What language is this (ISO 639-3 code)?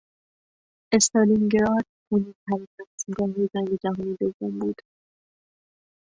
fas